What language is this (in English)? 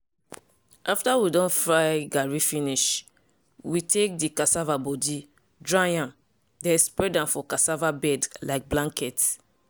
Nigerian Pidgin